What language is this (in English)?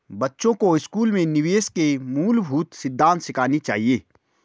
Hindi